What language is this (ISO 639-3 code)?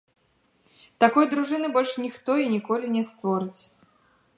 bel